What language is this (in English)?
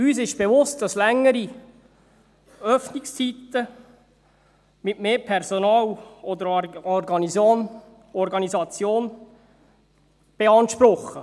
Swiss German